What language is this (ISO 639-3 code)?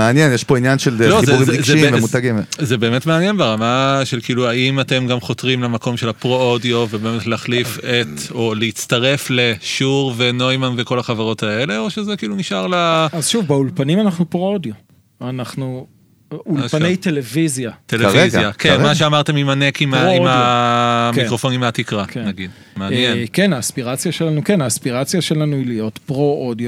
heb